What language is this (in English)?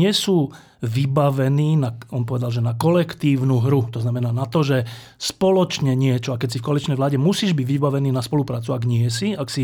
Slovak